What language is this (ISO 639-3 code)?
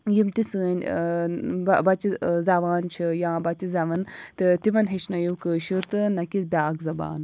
kas